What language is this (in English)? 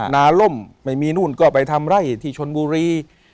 Thai